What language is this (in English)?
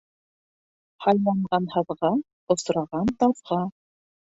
Bashkir